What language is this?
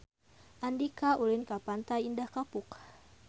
Sundanese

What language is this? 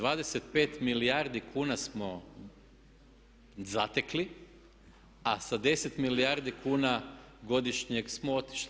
Croatian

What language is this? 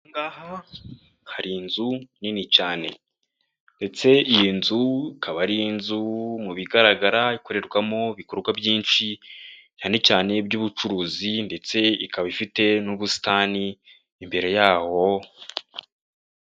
Kinyarwanda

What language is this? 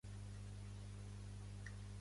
Catalan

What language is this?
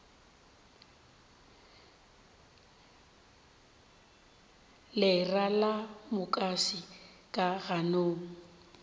Northern Sotho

